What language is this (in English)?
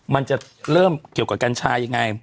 Thai